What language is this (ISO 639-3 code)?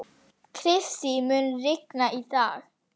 isl